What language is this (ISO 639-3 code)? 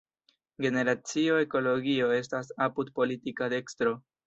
epo